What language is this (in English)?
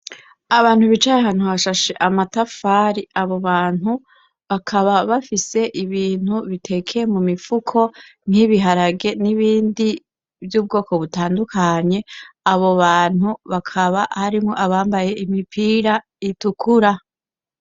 Rundi